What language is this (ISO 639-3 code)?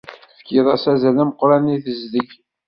kab